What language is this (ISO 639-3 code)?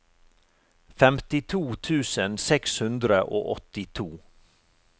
nor